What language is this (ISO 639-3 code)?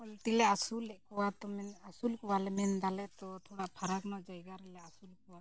sat